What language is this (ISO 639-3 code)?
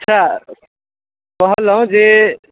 mai